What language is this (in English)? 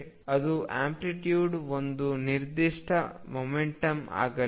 Kannada